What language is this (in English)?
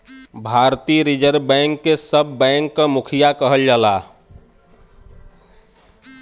Bhojpuri